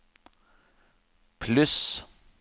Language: Norwegian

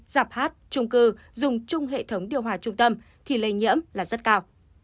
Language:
Vietnamese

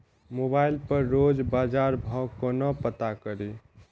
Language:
Maithili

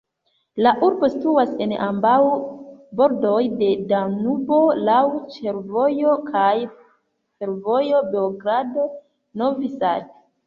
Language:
Esperanto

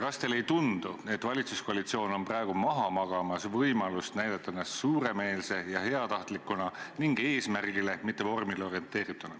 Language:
Estonian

